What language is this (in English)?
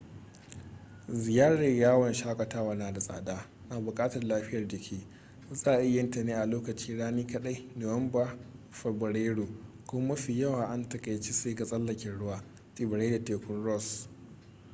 Hausa